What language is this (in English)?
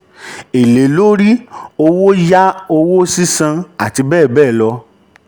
Yoruba